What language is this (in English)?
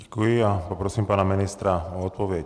Czech